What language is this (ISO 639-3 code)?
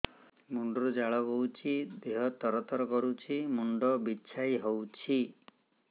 ori